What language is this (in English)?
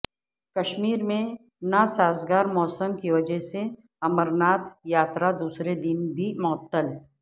Urdu